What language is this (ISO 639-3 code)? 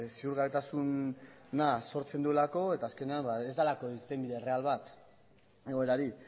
eus